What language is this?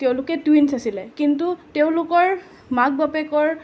Assamese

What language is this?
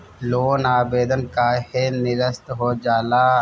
Bhojpuri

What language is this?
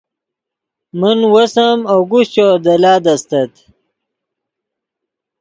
Yidgha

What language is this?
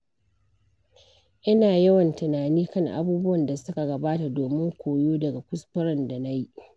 Hausa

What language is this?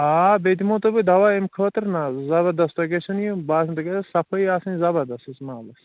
Kashmiri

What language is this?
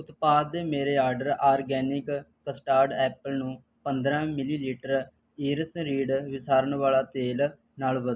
Punjabi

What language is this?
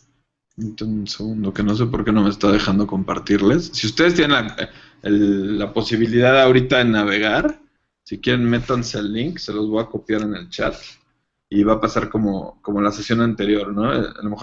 Spanish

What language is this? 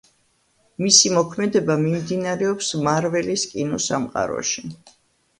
Georgian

